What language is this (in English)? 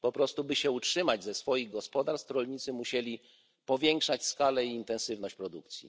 Polish